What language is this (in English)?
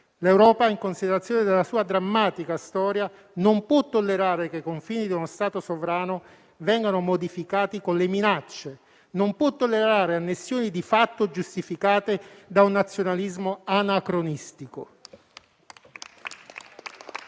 Italian